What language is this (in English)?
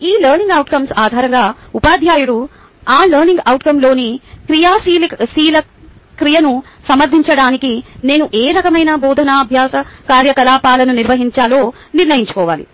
Telugu